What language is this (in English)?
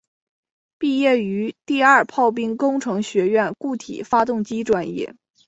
Chinese